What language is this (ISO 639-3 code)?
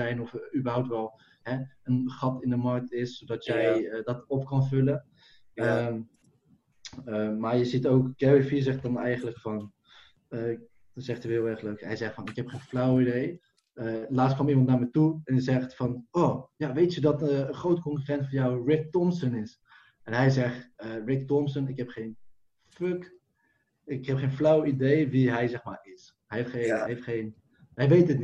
nld